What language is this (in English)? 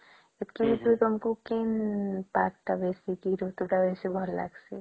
Odia